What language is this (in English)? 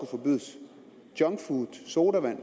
Danish